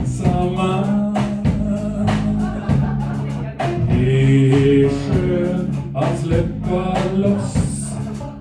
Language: French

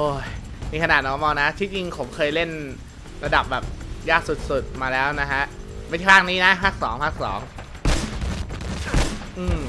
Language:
Thai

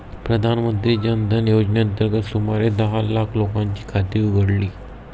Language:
Marathi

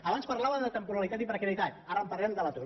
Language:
Catalan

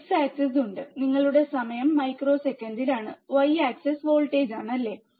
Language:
Malayalam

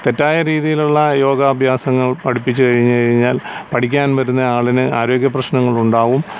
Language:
Malayalam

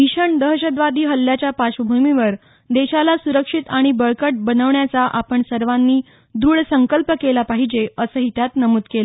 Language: Marathi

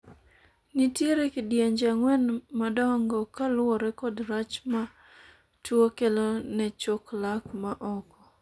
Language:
Luo (Kenya and Tanzania)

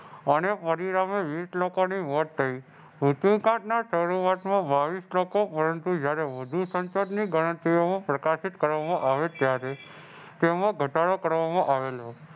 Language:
Gujarati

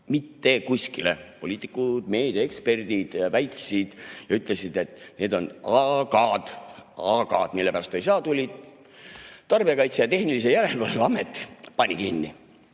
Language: Estonian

